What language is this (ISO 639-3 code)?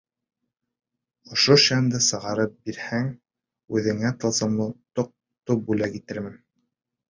bak